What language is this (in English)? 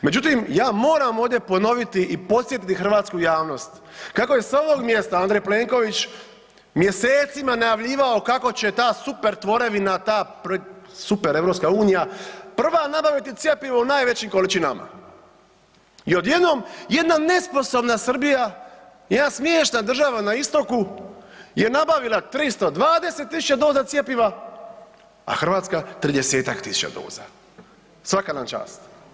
Croatian